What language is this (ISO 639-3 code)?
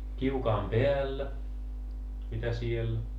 fin